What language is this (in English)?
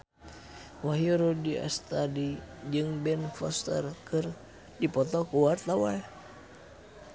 Sundanese